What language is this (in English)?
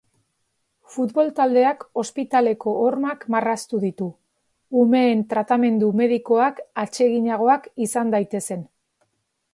Basque